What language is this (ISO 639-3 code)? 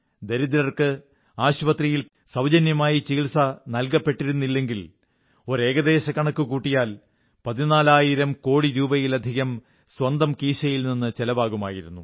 mal